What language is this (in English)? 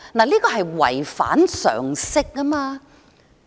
Cantonese